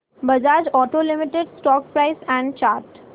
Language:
Marathi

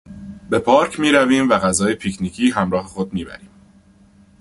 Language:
Persian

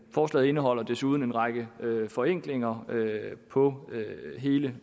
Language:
Danish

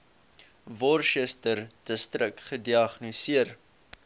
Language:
Afrikaans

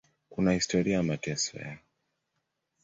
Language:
Swahili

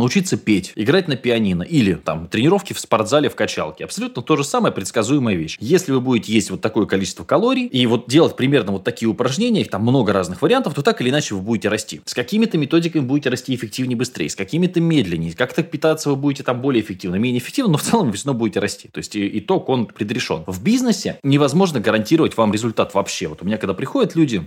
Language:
Russian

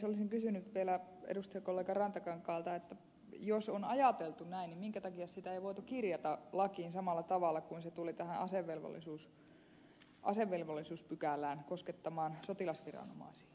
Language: Finnish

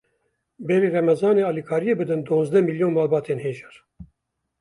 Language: Kurdish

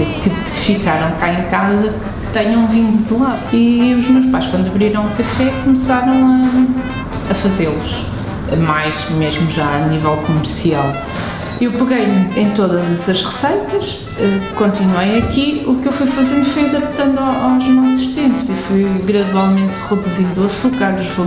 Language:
Portuguese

